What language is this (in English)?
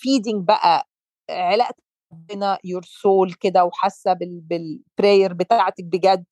Arabic